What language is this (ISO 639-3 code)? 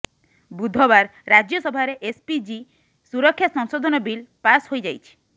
ori